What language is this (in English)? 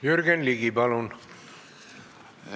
Estonian